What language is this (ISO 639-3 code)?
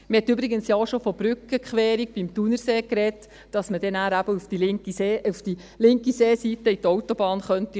gsw